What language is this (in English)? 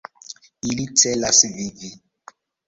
Esperanto